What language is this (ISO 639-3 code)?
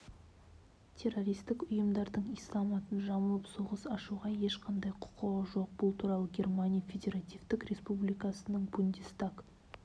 kaz